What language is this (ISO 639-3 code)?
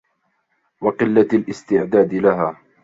ara